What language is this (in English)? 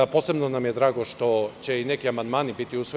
Serbian